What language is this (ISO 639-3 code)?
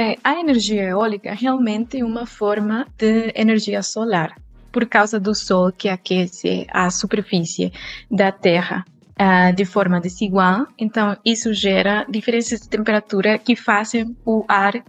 por